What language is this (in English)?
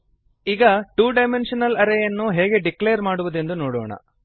Kannada